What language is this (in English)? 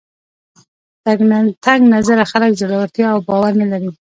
Pashto